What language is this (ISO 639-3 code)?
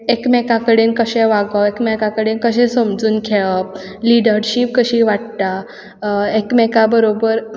kok